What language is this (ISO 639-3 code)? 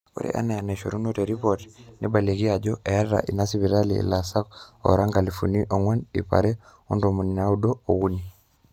mas